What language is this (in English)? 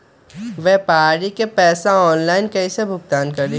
Magahi